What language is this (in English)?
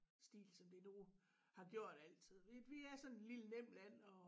Danish